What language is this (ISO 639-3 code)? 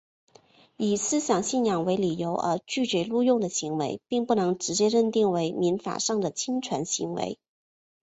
zho